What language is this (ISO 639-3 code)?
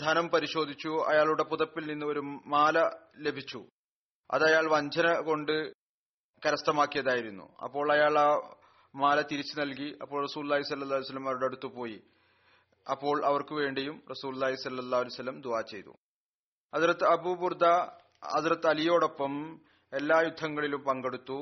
mal